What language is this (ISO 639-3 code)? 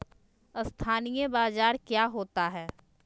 mag